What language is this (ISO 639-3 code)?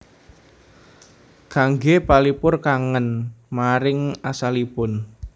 jav